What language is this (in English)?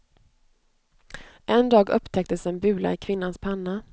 Swedish